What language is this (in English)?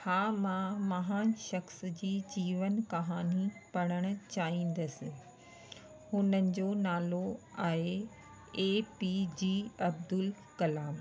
Sindhi